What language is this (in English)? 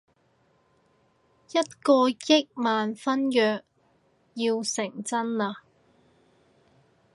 Cantonese